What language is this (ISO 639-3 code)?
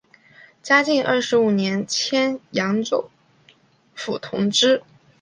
zho